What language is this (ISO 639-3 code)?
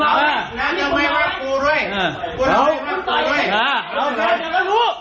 tha